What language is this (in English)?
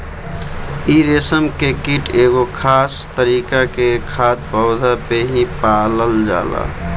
Bhojpuri